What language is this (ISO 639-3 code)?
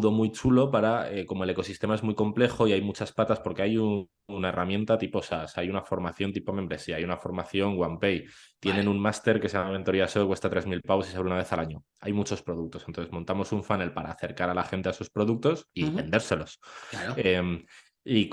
spa